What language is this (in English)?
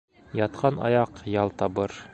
Bashkir